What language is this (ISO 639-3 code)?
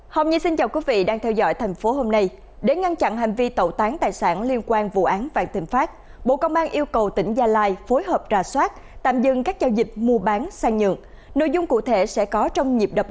vie